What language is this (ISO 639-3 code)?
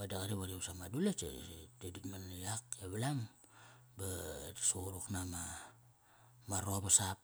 ckr